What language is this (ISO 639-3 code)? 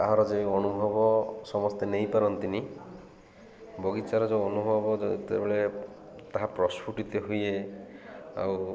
ori